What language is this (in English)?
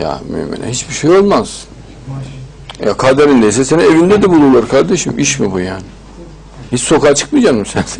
Turkish